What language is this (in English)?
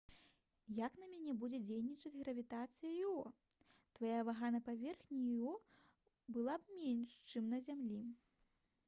Belarusian